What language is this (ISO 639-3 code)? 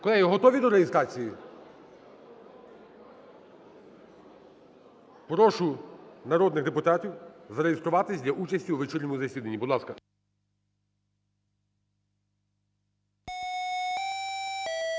ukr